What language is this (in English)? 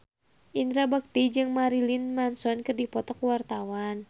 Sundanese